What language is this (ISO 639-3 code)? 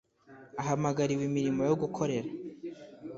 kin